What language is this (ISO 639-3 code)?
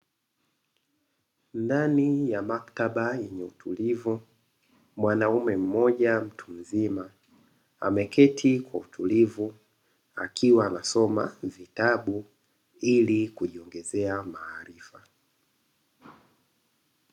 swa